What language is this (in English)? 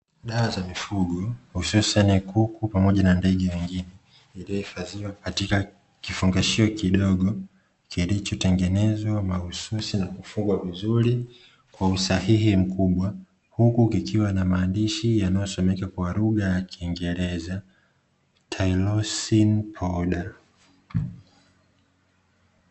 Swahili